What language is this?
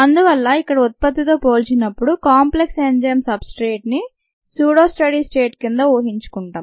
Telugu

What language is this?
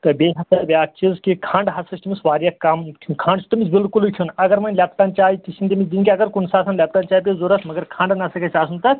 Kashmiri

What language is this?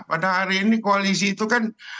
Indonesian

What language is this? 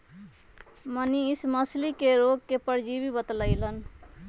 Magahi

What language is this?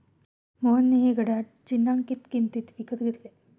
Marathi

